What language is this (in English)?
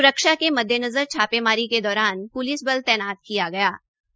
Hindi